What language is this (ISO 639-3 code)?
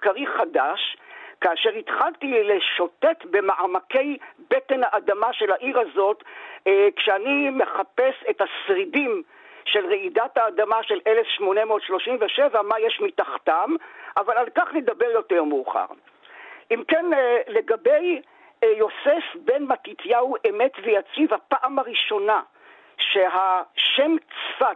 heb